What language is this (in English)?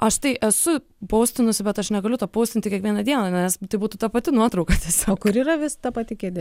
Lithuanian